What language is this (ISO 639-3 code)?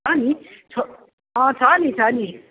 nep